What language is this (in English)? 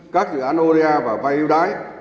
Vietnamese